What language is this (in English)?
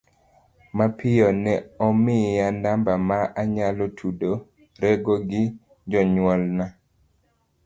Luo (Kenya and Tanzania)